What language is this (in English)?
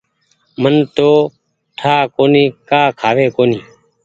Goaria